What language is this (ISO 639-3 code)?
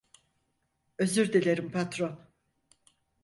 tur